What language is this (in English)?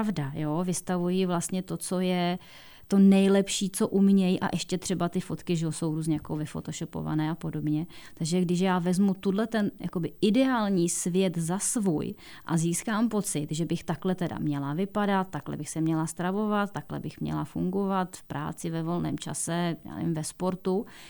Czech